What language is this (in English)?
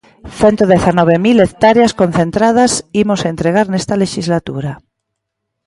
Galician